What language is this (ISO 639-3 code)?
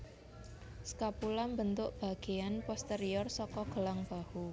jav